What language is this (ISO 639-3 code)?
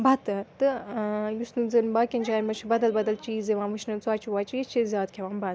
kas